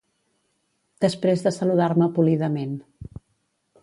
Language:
Catalan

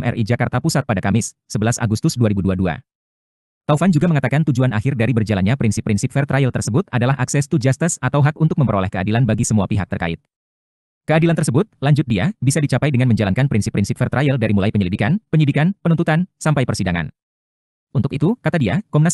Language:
Indonesian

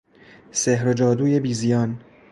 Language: Persian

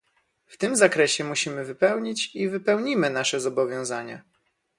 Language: Polish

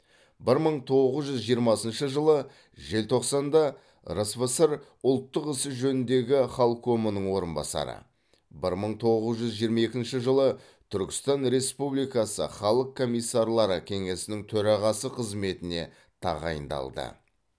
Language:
Kazakh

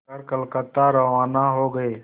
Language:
Hindi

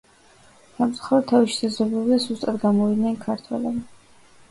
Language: Georgian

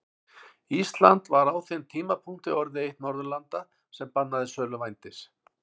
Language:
Icelandic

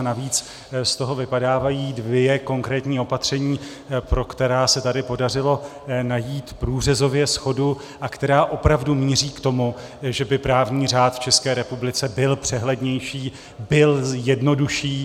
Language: Czech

